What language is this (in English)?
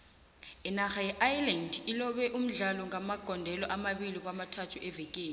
South Ndebele